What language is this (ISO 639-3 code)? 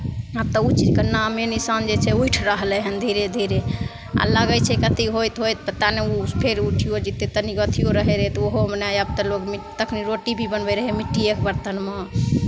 mai